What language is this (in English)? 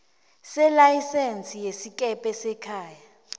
South Ndebele